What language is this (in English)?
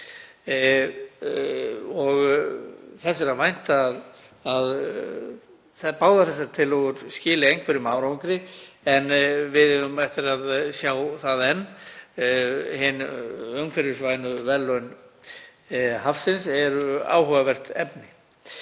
Icelandic